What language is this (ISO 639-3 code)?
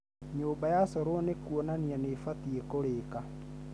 kik